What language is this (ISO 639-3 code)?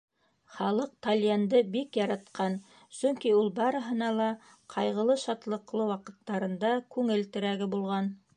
bak